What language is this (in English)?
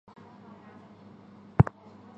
Chinese